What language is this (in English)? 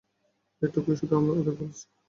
Bangla